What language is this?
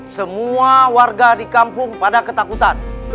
Indonesian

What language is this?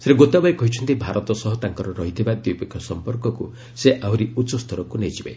Odia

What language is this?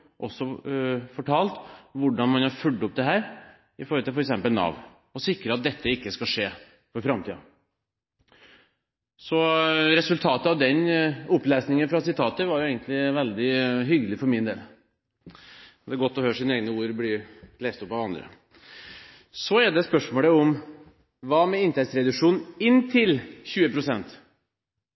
Norwegian Bokmål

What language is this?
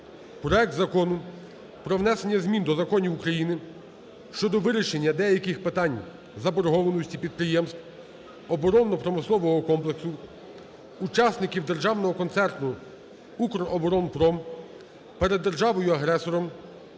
Ukrainian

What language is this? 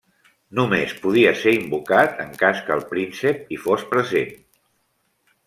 Catalan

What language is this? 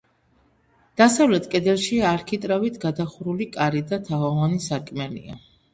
Georgian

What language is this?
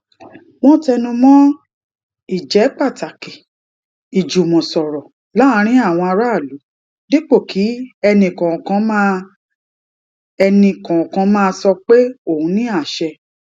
Yoruba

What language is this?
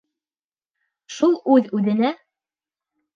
Bashkir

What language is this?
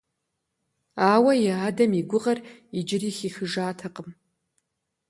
Kabardian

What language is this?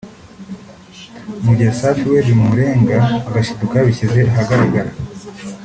Kinyarwanda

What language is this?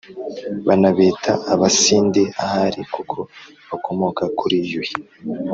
Kinyarwanda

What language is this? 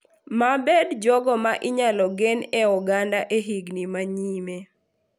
Luo (Kenya and Tanzania)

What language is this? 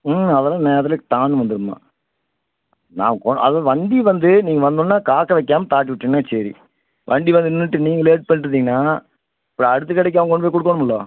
Tamil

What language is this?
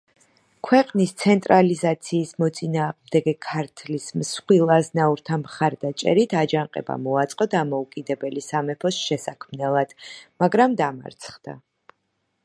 Georgian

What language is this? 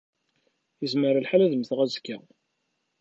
Kabyle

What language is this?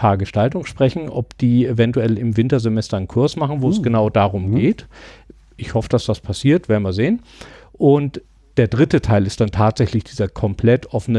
German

